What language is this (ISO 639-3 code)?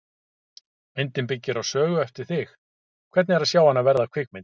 isl